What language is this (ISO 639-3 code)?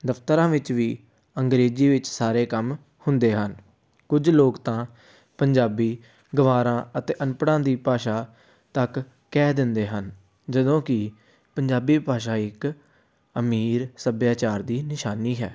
pan